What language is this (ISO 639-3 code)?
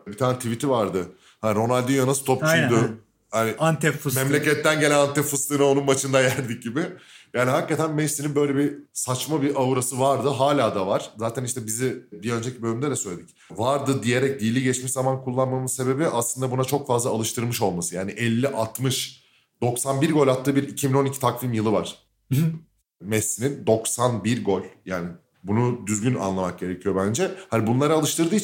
tur